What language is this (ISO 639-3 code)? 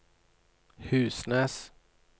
nor